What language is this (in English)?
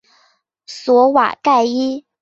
Chinese